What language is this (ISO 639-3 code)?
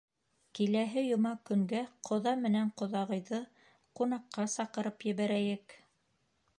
bak